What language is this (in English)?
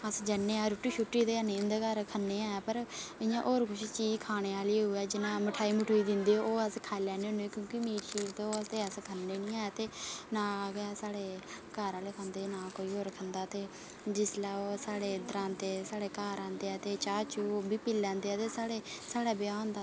Dogri